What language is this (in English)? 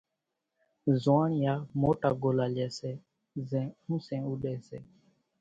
Kachi Koli